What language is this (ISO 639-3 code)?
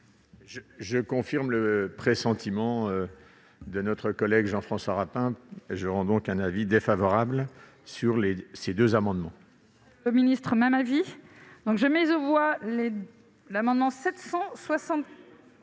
fra